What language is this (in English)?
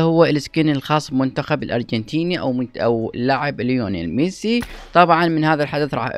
Arabic